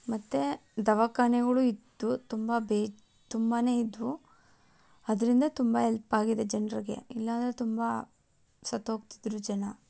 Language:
Kannada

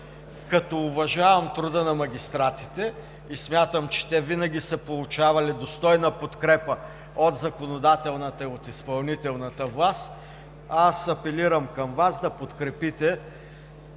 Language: Bulgarian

